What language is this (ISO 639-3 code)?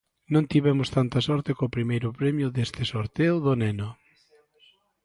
glg